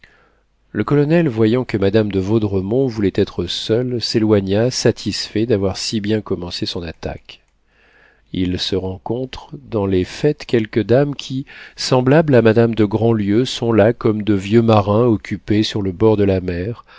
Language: French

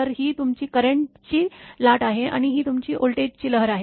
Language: Marathi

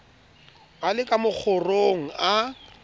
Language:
Southern Sotho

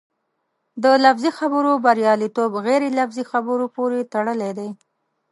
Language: Pashto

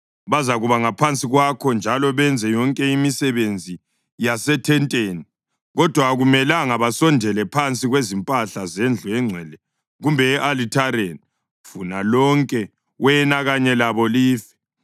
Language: North Ndebele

